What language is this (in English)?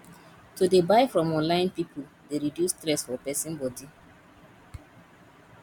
Nigerian Pidgin